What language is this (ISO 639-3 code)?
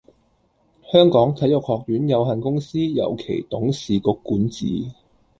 yue